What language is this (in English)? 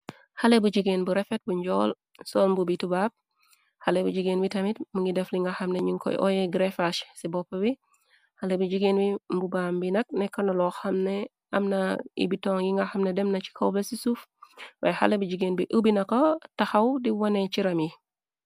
Wolof